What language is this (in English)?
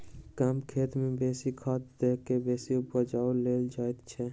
Maithili